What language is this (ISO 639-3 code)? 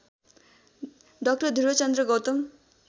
nep